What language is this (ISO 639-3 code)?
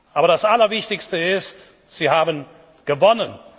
deu